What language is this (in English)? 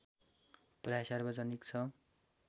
Nepali